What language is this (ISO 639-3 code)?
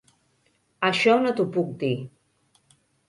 cat